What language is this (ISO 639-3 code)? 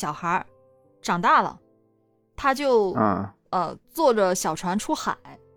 zho